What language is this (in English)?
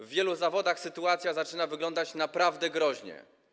Polish